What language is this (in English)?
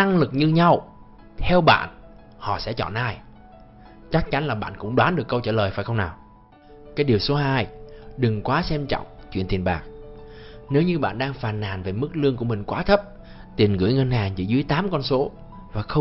Vietnamese